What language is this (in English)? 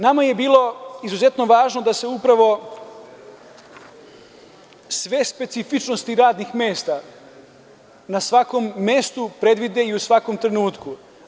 Serbian